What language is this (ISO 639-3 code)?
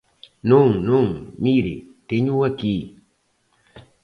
glg